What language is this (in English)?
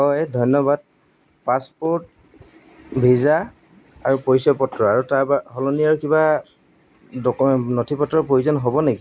Assamese